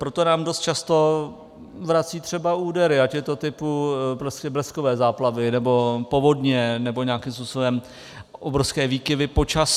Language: Czech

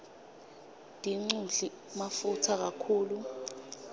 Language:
Swati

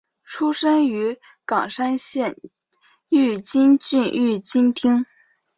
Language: Chinese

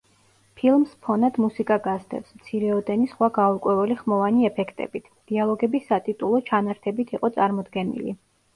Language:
Georgian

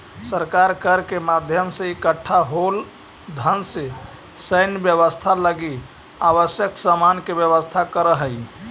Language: Magahi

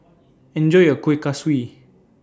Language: English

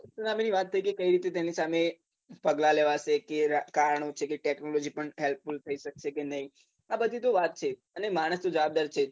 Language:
Gujarati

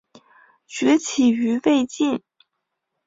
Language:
Chinese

